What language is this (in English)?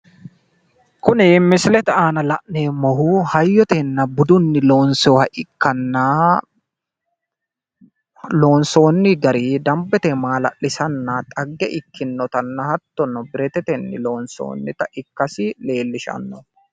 Sidamo